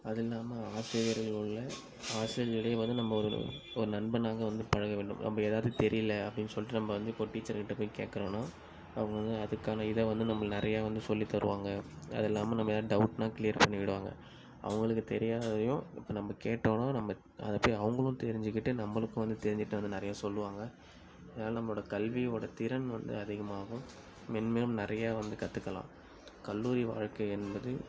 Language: Tamil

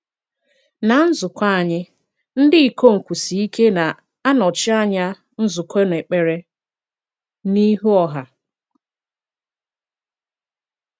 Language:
Igbo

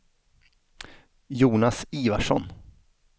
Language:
Swedish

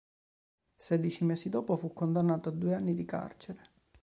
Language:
Italian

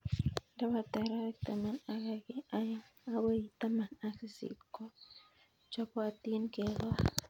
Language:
Kalenjin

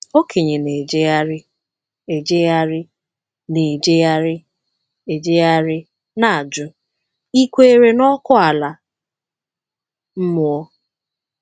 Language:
Igbo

